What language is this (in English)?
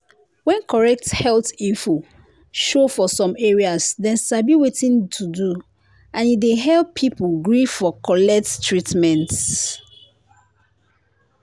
Nigerian Pidgin